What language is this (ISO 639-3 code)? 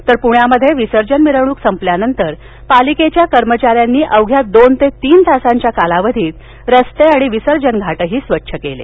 mar